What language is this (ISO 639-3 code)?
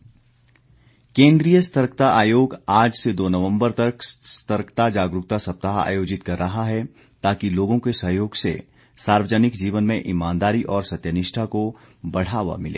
hin